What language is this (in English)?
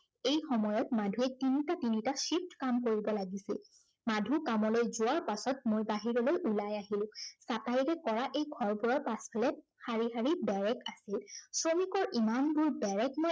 Assamese